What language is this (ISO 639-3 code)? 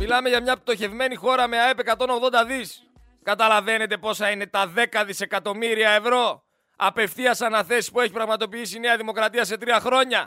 ell